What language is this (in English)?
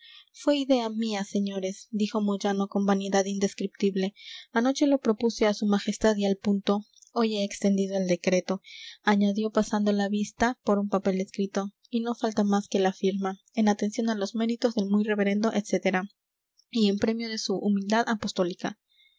Spanish